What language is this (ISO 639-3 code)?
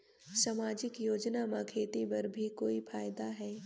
hne